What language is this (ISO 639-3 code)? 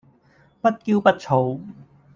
yue